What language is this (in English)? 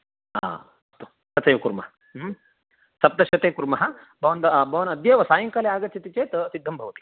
Sanskrit